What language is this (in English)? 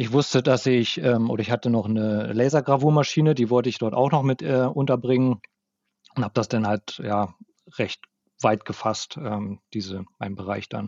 German